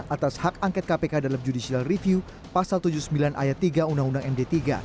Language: Indonesian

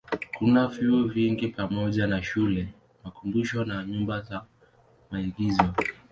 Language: Swahili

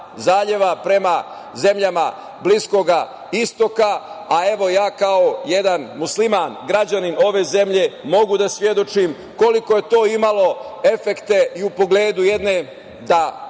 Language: Serbian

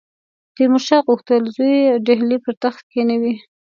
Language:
Pashto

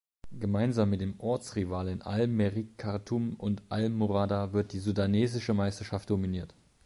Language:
German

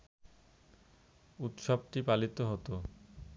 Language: Bangla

